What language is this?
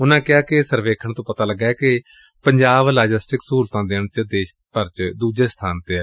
Punjabi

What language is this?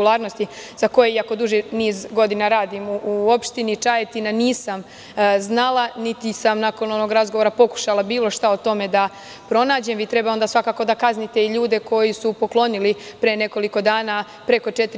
Serbian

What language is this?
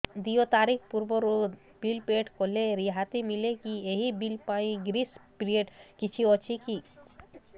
Odia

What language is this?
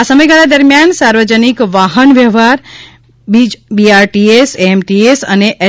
Gujarati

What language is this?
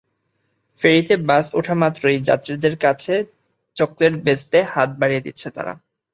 Bangla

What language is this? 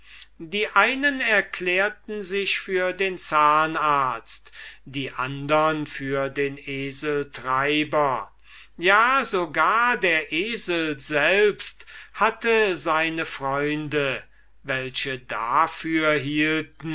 German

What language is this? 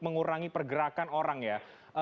Indonesian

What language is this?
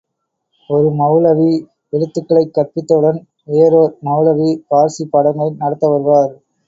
Tamil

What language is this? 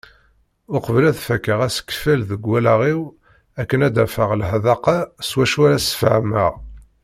Kabyle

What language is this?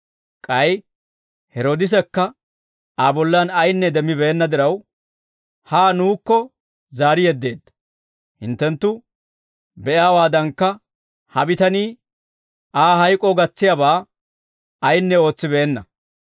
Dawro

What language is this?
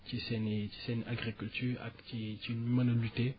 Wolof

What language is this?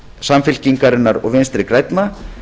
Icelandic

